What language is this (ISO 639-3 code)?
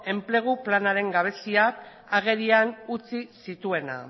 eus